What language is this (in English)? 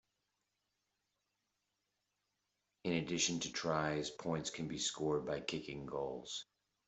English